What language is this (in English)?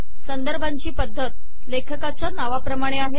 Marathi